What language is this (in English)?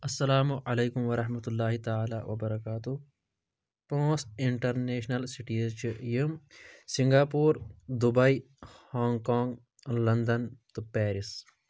Kashmiri